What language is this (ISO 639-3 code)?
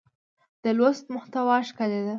pus